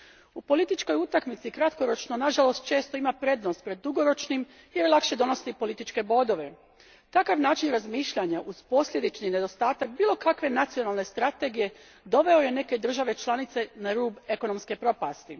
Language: Croatian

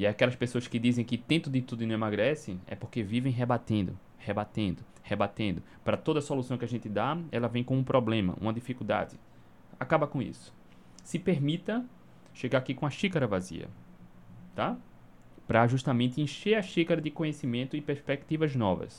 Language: Portuguese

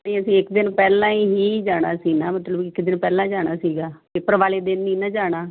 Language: Punjabi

